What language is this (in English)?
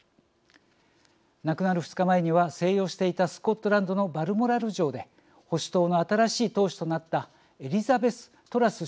Japanese